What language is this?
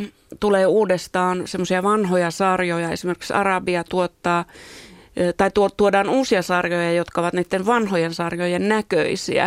Finnish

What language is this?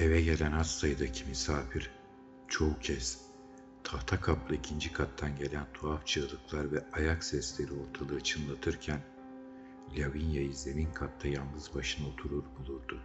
Turkish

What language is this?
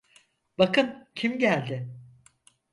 Turkish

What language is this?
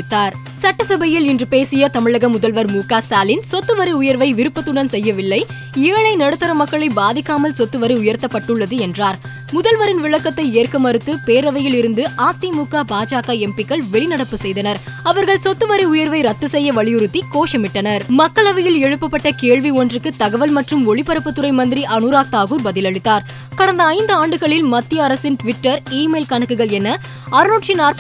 Tamil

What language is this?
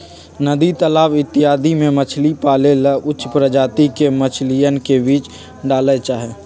Magahi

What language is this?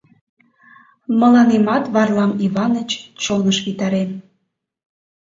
Mari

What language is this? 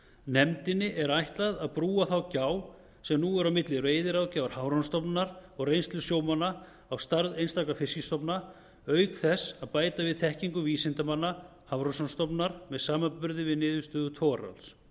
Icelandic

